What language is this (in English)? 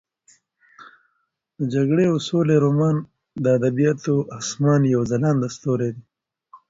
Pashto